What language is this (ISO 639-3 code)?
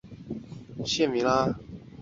zho